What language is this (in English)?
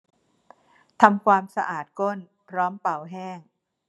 Thai